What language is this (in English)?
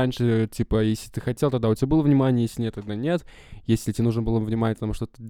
Russian